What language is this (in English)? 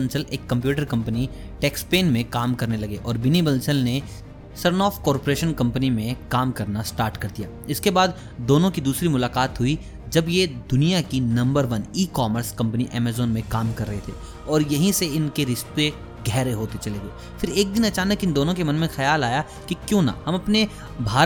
Hindi